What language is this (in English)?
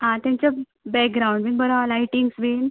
Konkani